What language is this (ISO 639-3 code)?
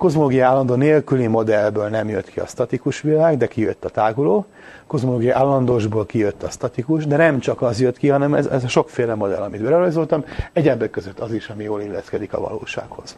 hun